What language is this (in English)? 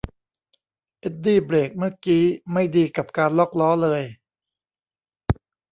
Thai